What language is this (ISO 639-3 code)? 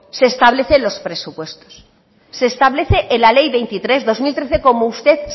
spa